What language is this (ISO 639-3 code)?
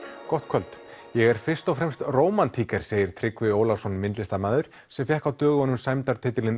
isl